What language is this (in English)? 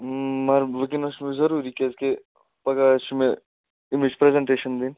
Kashmiri